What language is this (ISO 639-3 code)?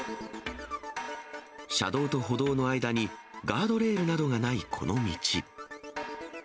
jpn